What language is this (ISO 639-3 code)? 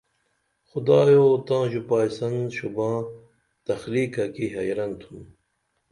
dml